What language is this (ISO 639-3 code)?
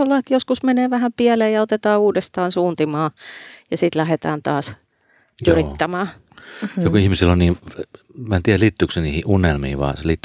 fin